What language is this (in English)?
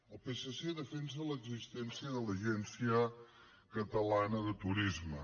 Catalan